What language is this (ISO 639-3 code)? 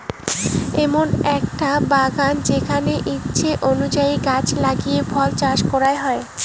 ben